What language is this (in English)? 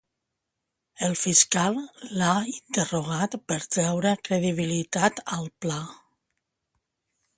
Catalan